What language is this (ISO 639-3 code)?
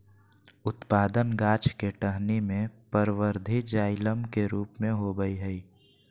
mag